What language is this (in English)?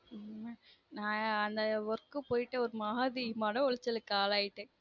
Tamil